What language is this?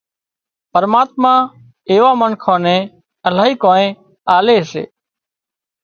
Wadiyara Koli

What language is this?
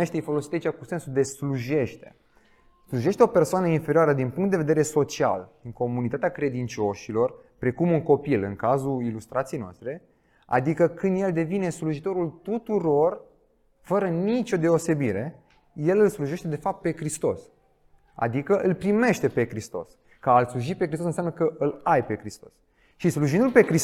Romanian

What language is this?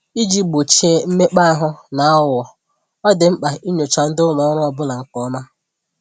Igbo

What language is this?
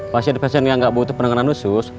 Indonesian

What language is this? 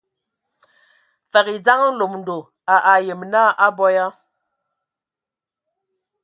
Ewondo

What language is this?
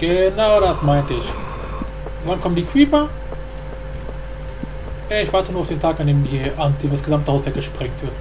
German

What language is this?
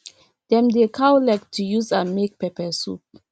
Nigerian Pidgin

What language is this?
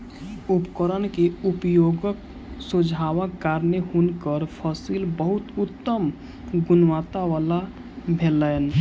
Maithili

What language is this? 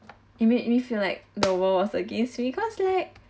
English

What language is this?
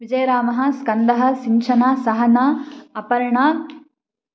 Sanskrit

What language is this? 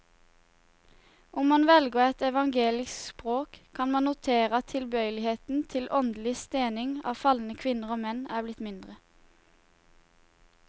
Norwegian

